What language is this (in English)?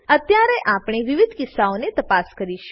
Gujarati